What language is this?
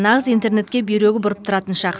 Kazakh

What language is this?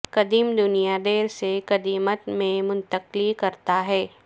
Urdu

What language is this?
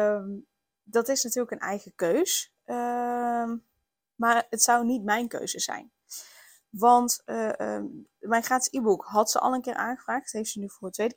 Dutch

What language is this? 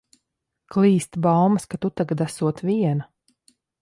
Latvian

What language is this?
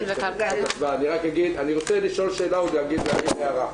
Hebrew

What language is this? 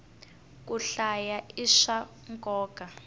Tsonga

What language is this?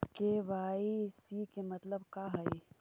Magahi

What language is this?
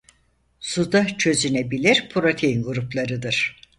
Turkish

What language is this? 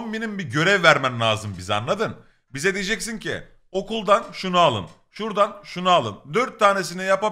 Turkish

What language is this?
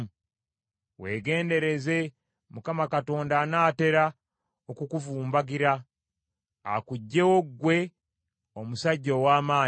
Ganda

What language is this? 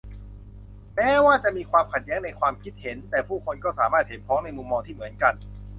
Thai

